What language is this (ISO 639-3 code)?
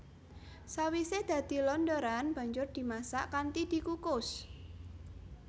jav